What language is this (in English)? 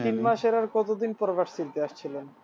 Bangla